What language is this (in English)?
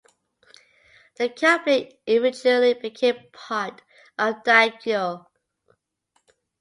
English